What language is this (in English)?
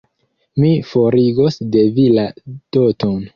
Esperanto